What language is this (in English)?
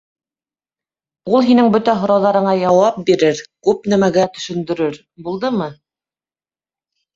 Bashkir